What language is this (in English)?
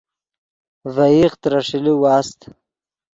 Yidgha